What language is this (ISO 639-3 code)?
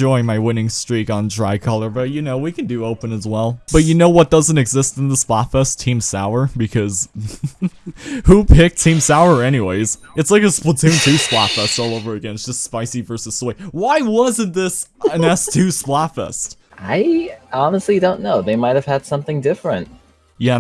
eng